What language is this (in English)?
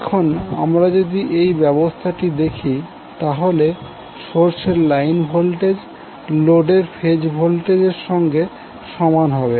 Bangla